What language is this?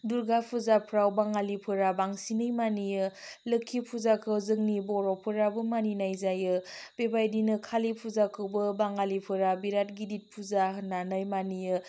Bodo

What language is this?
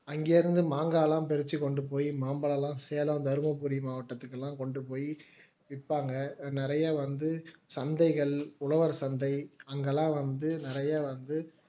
Tamil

